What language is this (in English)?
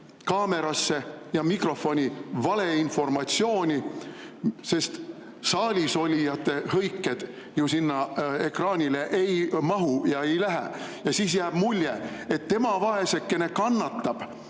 Estonian